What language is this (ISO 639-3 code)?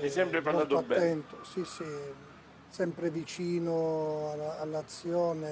ita